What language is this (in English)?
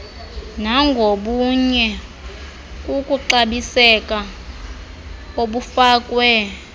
Xhosa